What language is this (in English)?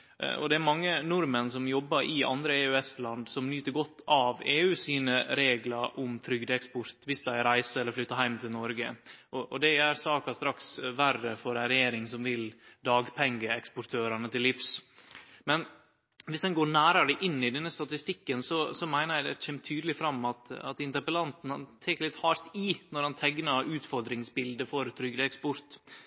Norwegian Nynorsk